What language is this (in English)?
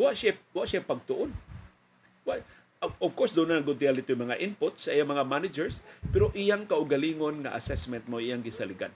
Filipino